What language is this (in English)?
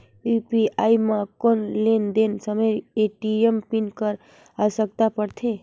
Chhattisgarhi